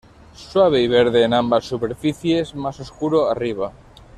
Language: Spanish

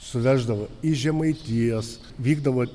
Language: Lithuanian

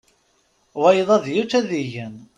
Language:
Kabyle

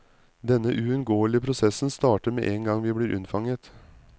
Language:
Norwegian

